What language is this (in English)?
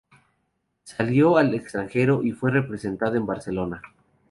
Spanish